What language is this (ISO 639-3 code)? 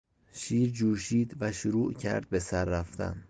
fas